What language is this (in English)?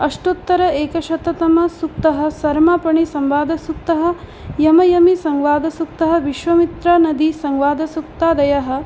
Sanskrit